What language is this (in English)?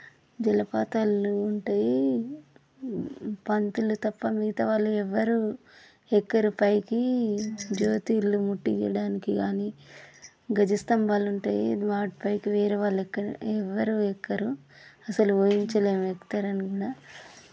Telugu